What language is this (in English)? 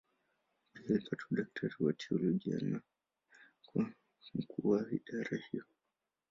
Swahili